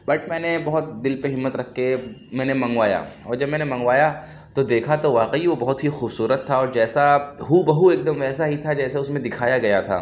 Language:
Urdu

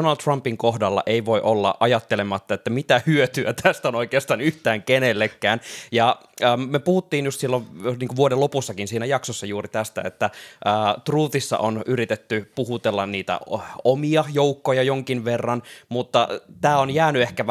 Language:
Finnish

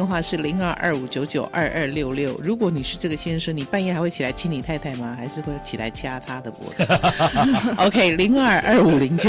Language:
Chinese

